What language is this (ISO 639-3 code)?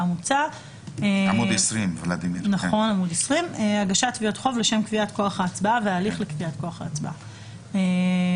heb